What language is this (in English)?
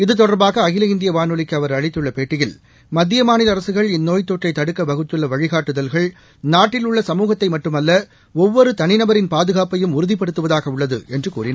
Tamil